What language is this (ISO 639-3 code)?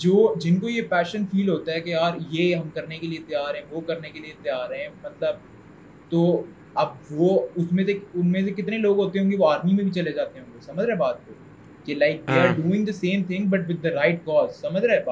urd